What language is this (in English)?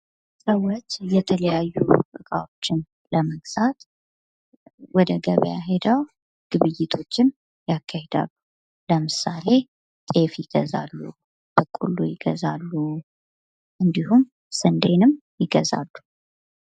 Amharic